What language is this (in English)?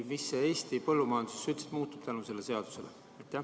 Estonian